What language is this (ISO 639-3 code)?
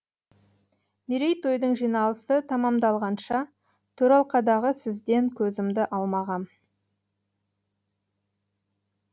kaz